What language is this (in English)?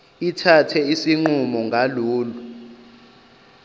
Zulu